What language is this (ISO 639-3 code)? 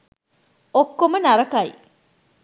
sin